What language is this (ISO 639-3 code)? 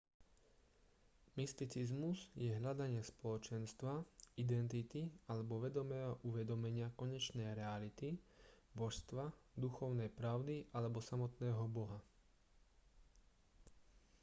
slk